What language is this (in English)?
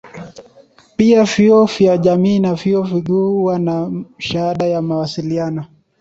Swahili